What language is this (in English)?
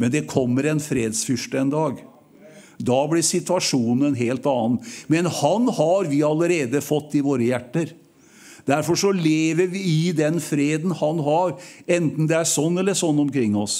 Norwegian